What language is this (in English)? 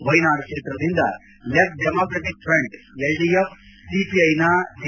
Kannada